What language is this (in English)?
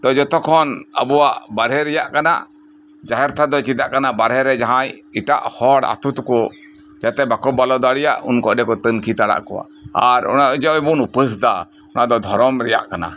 Santali